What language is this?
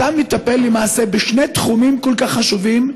Hebrew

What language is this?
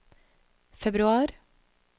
Norwegian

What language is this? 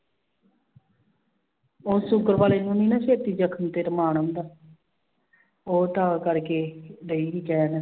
Punjabi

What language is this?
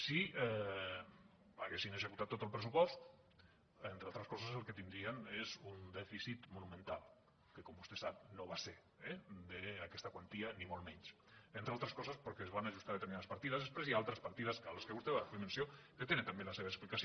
Catalan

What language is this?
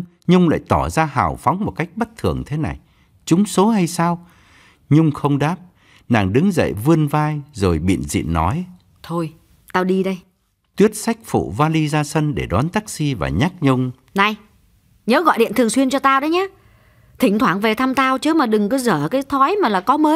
Vietnamese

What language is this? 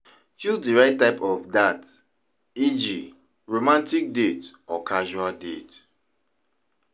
Nigerian Pidgin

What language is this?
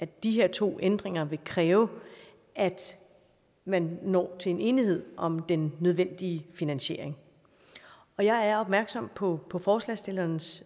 Danish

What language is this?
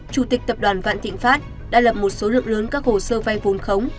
Vietnamese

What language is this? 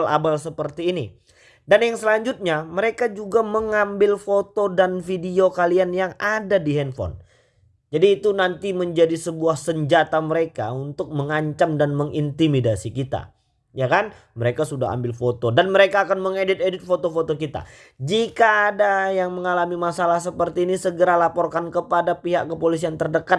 Indonesian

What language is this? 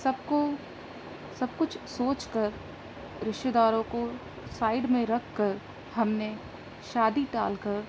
Urdu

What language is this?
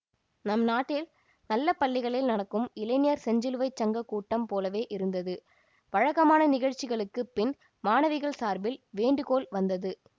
Tamil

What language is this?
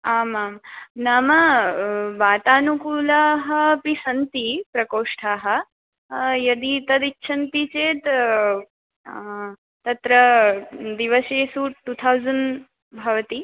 Sanskrit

